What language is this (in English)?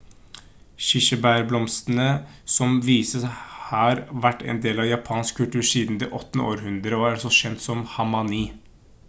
Norwegian Bokmål